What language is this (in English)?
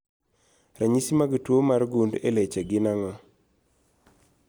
Luo (Kenya and Tanzania)